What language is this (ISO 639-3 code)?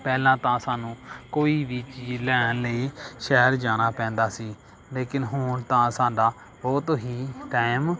pan